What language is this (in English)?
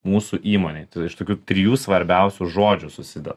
Lithuanian